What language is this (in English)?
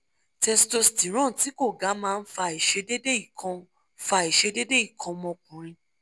Yoruba